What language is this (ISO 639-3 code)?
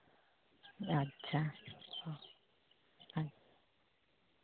sat